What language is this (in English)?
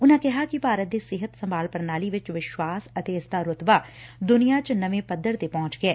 Punjabi